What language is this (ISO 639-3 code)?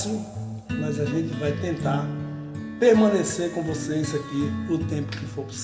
por